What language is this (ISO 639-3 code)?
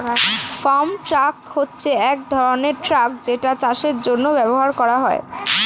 ben